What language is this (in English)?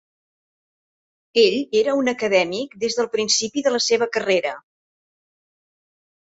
Catalan